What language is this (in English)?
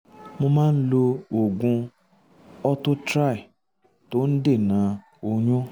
Yoruba